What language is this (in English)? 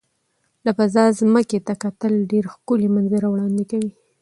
Pashto